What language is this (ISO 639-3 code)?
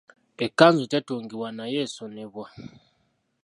lug